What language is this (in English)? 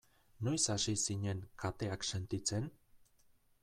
Basque